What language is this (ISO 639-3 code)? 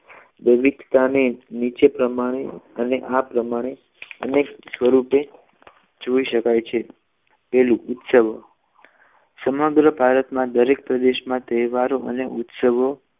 guj